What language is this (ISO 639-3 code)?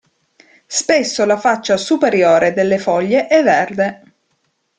ita